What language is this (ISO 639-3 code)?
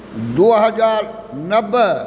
mai